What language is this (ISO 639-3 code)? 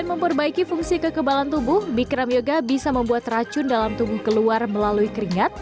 ind